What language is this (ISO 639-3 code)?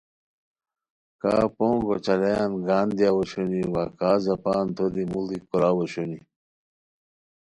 khw